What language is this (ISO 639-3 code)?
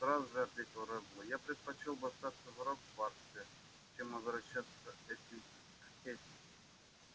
rus